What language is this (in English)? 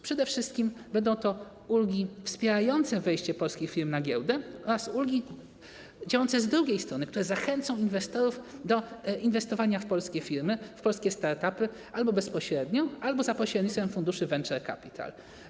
Polish